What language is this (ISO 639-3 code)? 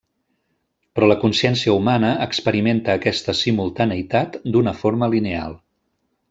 cat